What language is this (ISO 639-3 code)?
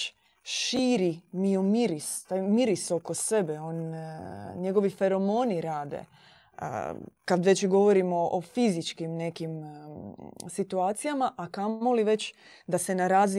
hrv